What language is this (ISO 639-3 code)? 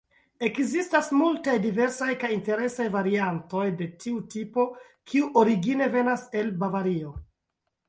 epo